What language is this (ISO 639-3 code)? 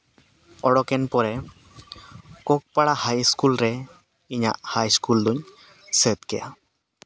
sat